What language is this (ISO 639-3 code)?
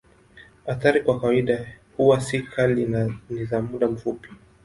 swa